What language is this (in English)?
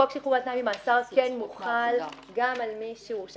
Hebrew